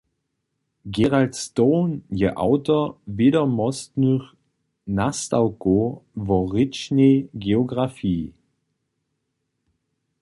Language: Upper Sorbian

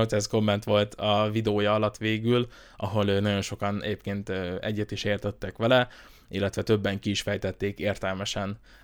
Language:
Hungarian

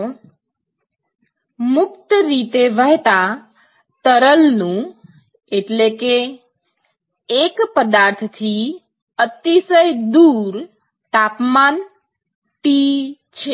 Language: Gujarati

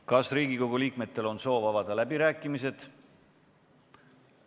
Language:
Estonian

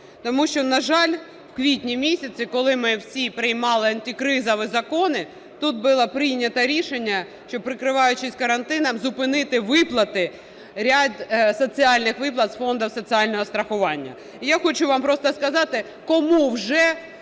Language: Ukrainian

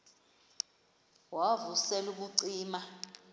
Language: Xhosa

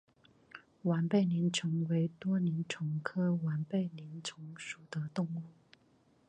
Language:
Chinese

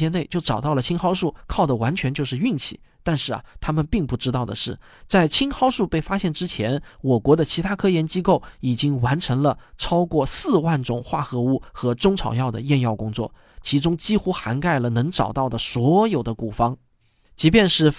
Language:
Chinese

